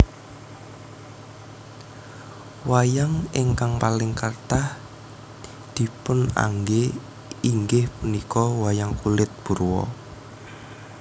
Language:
Javanese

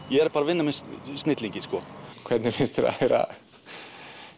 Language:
Icelandic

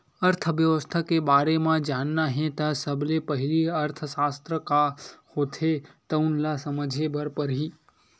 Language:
Chhattisgarhi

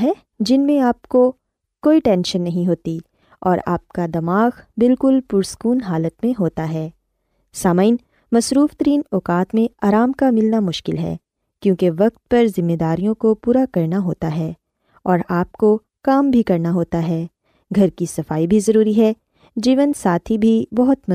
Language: Urdu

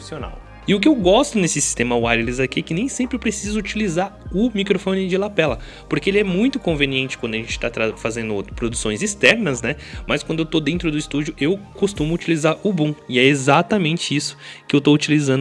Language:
Portuguese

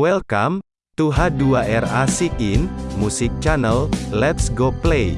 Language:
Indonesian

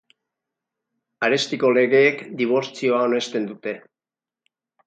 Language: Basque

